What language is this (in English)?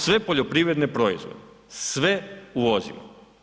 Croatian